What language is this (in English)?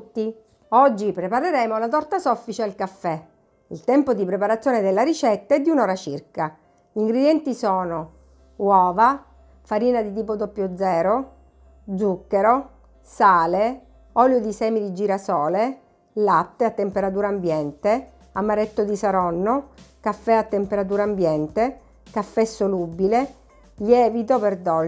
Italian